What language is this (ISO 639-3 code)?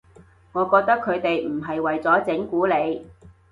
yue